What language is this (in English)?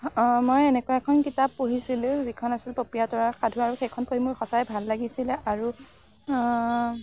Assamese